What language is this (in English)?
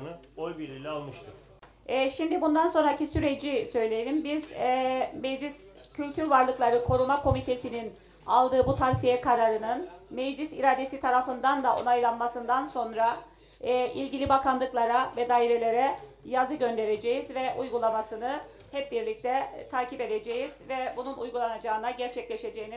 Turkish